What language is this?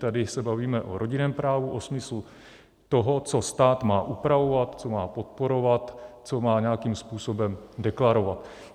Czech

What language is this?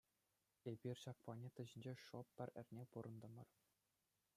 Chuvash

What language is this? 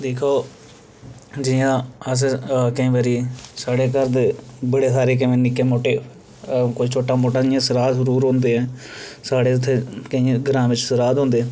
Dogri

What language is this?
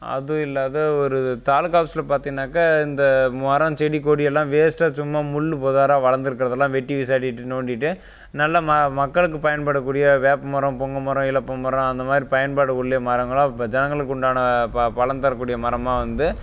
Tamil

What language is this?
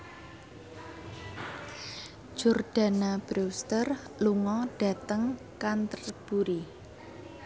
Javanese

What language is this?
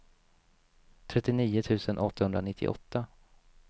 Swedish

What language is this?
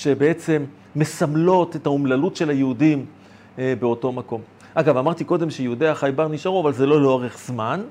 Hebrew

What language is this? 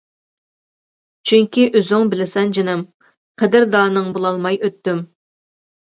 Uyghur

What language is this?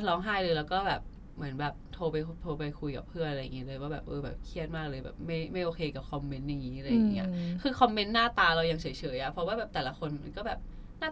Thai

